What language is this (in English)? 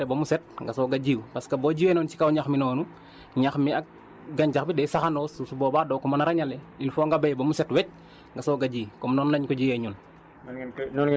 Wolof